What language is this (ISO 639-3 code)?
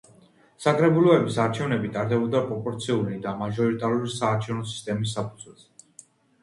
kat